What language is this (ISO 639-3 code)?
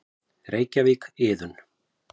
isl